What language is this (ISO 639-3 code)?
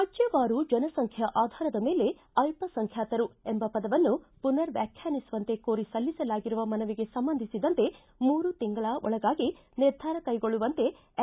kan